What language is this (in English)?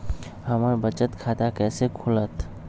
Magahi